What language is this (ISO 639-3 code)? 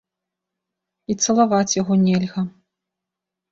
bel